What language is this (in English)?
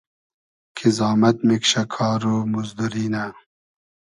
Hazaragi